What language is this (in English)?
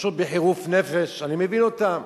Hebrew